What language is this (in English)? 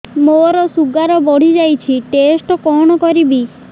Odia